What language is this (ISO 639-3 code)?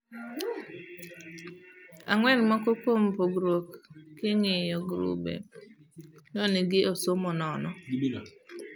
luo